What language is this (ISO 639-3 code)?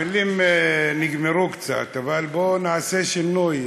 heb